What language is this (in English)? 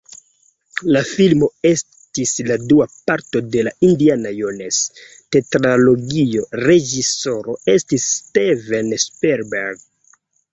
Esperanto